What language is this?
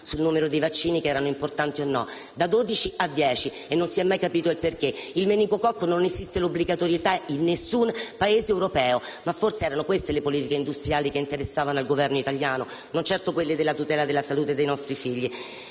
Italian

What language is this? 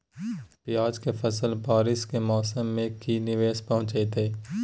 Magahi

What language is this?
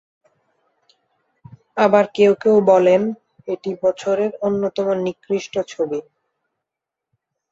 Bangla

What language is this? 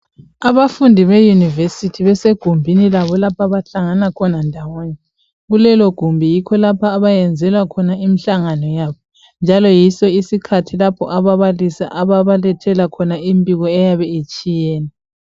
North Ndebele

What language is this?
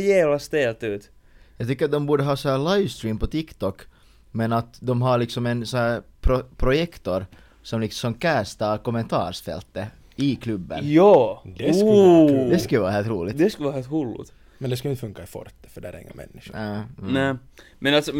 Swedish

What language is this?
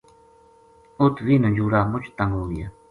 Gujari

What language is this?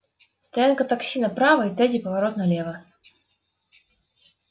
Russian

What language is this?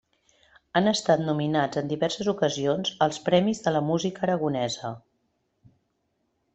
Catalan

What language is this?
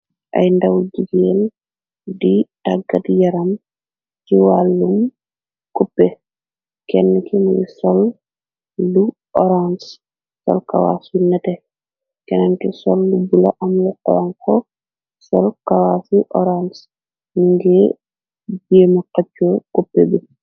Wolof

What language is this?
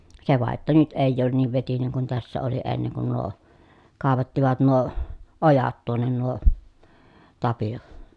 Finnish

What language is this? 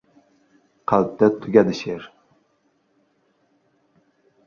Uzbek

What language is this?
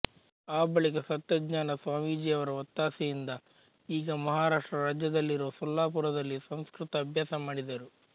Kannada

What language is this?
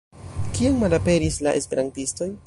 Esperanto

